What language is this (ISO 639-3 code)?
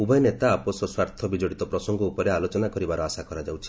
ori